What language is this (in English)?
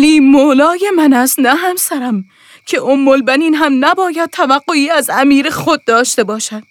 Persian